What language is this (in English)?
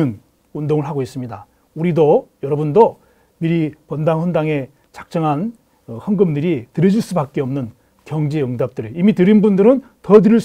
Korean